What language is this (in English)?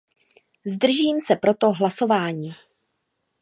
Czech